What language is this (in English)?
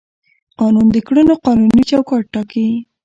Pashto